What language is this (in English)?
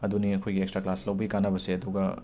Manipuri